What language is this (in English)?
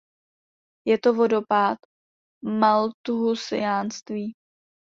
Czech